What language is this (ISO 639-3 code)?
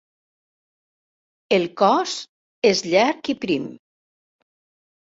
cat